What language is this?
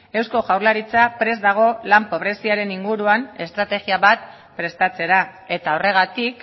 Basque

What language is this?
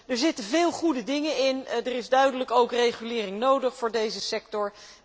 Dutch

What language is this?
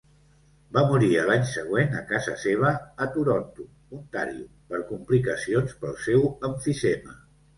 Catalan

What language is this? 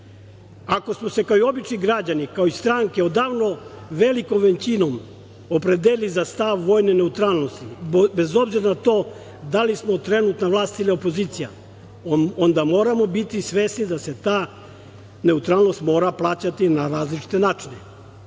Serbian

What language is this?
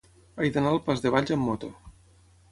Catalan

